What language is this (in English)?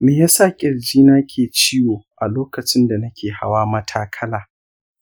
Hausa